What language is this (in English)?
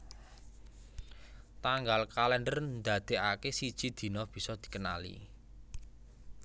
Javanese